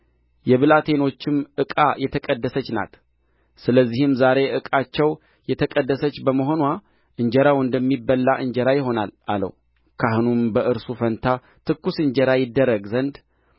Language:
Amharic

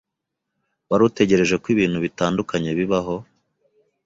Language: Kinyarwanda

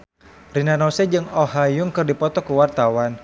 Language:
Sundanese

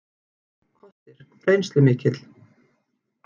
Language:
Icelandic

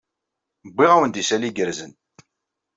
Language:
Kabyle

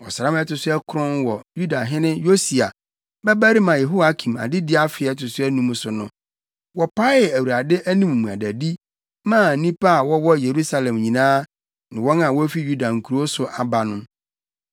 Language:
Akan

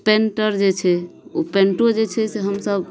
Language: Maithili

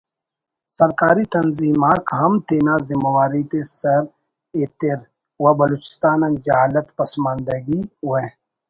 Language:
Brahui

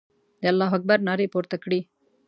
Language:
Pashto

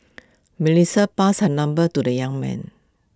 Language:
English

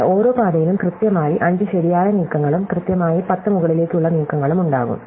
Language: Malayalam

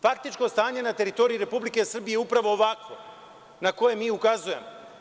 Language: Serbian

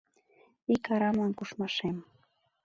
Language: Mari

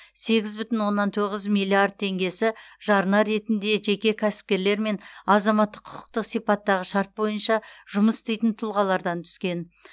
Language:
Kazakh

